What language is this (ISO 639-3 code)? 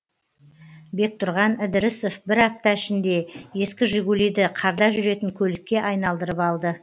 kaz